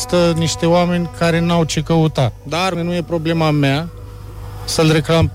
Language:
Romanian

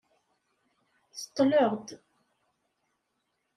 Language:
Kabyle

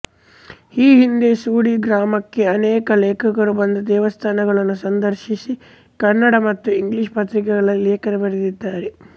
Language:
Kannada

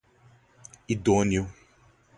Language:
Portuguese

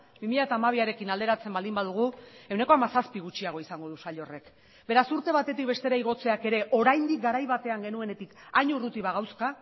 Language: Basque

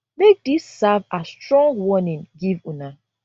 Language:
Nigerian Pidgin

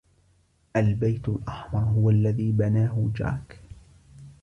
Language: Arabic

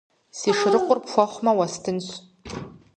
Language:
Kabardian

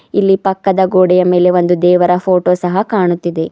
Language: Kannada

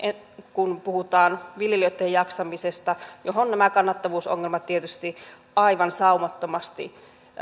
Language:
Finnish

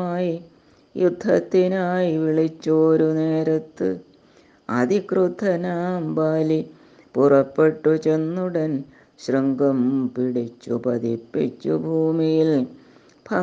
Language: Malayalam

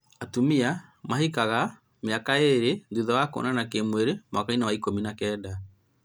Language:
Kikuyu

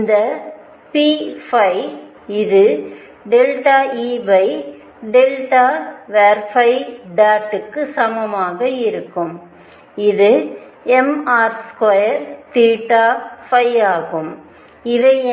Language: Tamil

